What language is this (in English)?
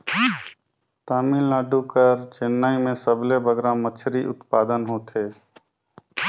Chhattisgarhi